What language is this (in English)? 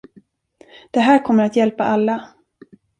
Swedish